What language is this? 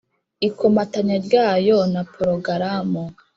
Kinyarwanda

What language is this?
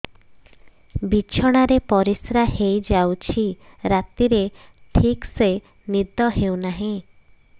Odia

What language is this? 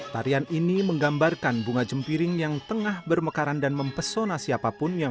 Indonesian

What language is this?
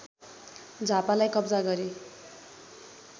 Nepali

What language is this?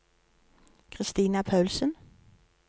Norwegian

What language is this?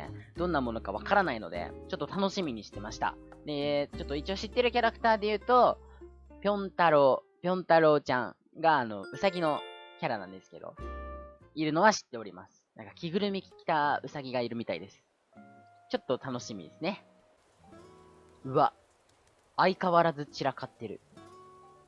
Japanese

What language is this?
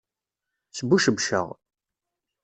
Kabyle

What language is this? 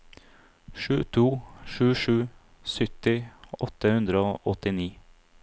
Norwegian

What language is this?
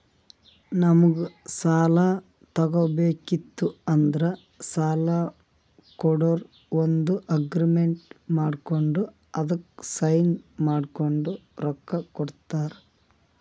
Kannada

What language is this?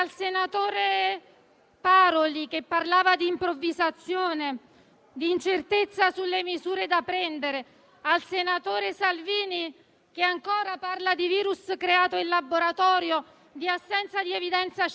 Italian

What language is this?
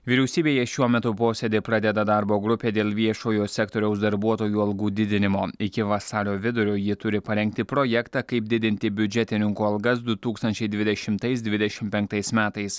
Lithuanian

